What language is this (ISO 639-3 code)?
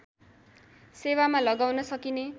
nep